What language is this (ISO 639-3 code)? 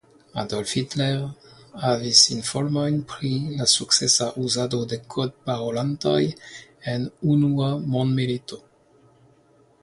epo